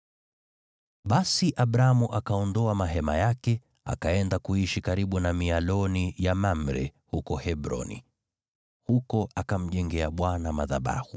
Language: Swahili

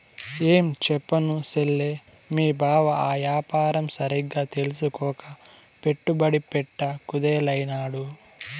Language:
Telugu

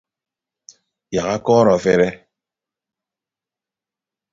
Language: Ibibio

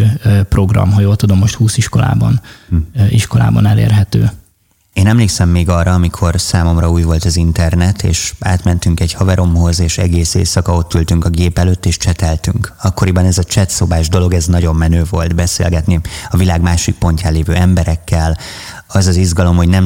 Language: Hungarian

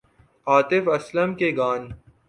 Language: Urdu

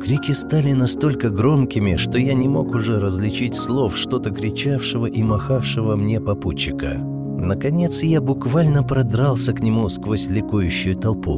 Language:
Russian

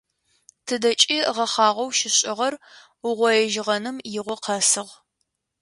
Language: Adyghe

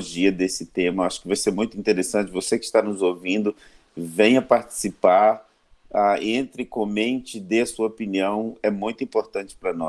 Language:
Portuguese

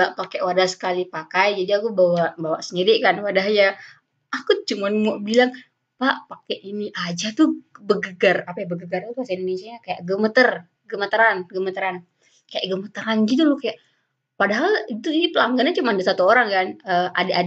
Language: Indonesian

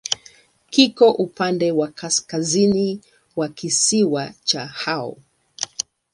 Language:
Swahili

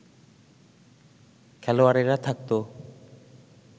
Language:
Bangla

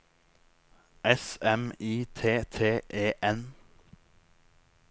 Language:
Norwegian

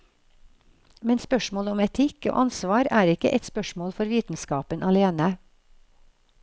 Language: Norwegian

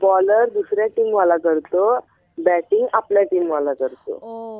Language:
Marathi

